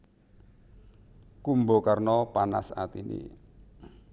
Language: Javanese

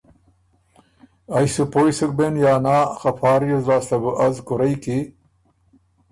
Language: Ormuri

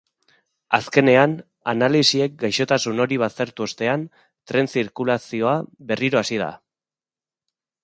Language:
Basque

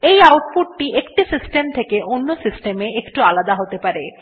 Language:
Bangla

